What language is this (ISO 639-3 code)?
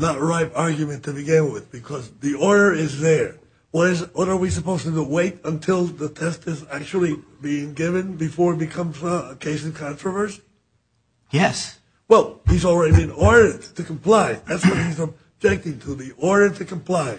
eng